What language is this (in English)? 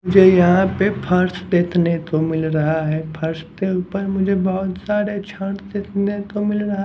Hindi